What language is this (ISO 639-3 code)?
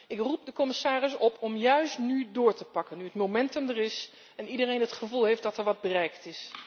nld